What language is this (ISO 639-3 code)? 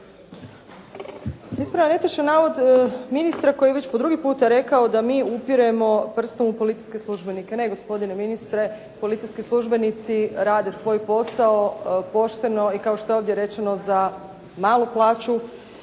hrv